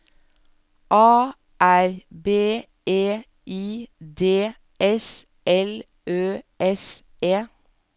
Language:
Norwegian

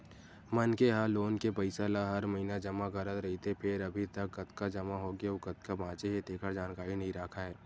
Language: Chhattisgarhi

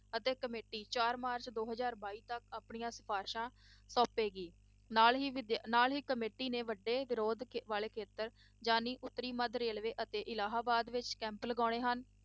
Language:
Punjabi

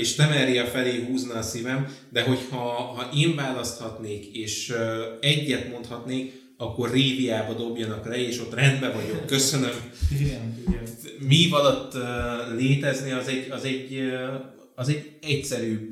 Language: Hungarian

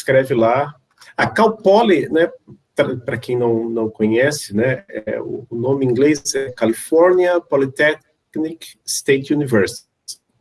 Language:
Portuguese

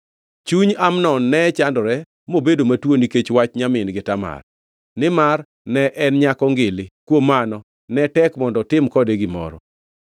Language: Luo (Kenya and Tanzania)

